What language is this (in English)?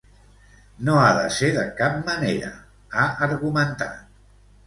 Catalan